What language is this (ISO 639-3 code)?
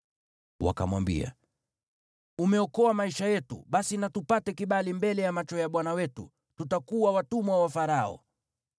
swa